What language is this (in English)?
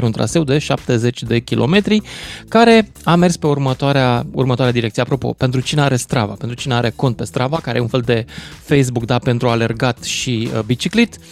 Romanian